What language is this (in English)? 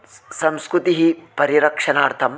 Sanskrit